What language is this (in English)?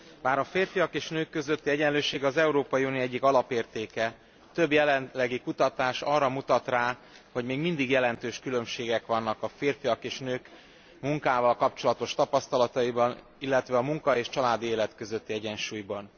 Hungarian